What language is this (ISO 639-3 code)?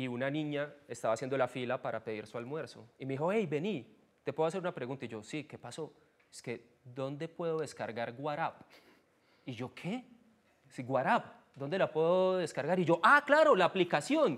spa